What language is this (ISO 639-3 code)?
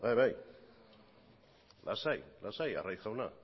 eus